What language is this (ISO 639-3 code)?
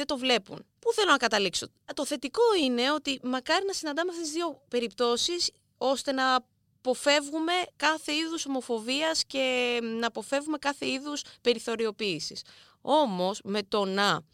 ell